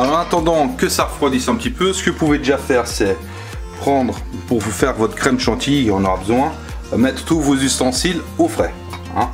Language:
French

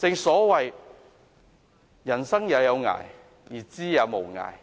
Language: Cantonese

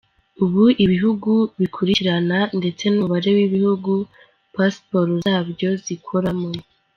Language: Kinyarwanda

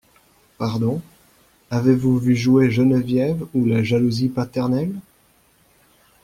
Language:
French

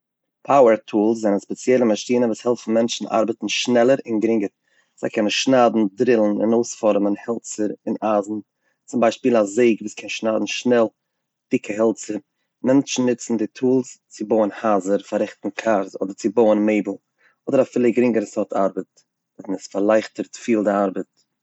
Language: Yiddish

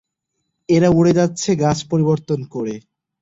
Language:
Bangla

